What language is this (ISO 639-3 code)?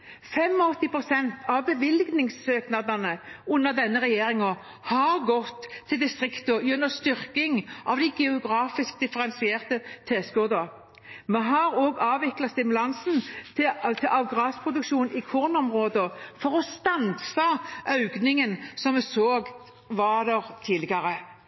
nob